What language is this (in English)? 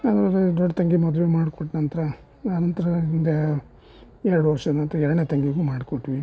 Kannada